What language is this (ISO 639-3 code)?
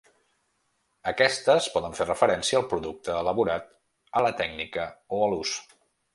cat